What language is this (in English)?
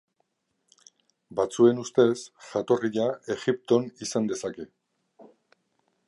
Basque